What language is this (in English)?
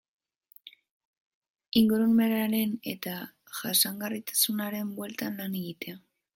Basque